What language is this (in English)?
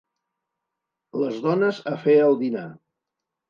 Catalan